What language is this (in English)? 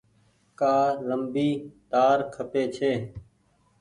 Goaria